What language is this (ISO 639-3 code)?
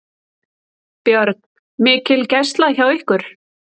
isl